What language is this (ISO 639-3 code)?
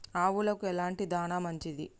tel